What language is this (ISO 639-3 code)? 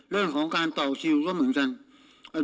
tha